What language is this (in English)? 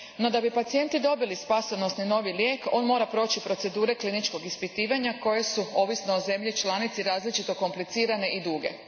Croatian